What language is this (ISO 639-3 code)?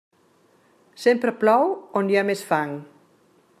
cat